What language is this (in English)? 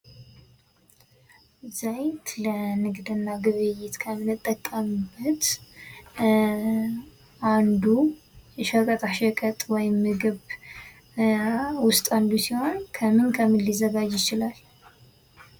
Amharic